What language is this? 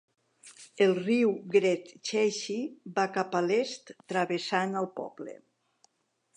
Catalan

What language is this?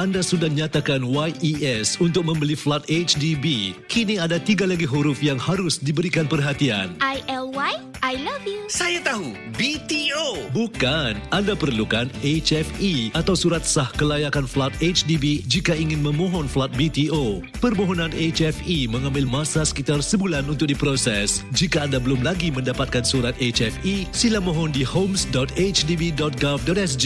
Malay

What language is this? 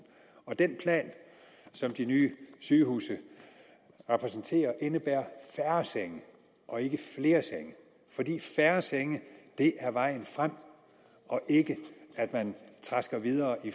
Danish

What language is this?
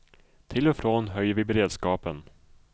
Swedish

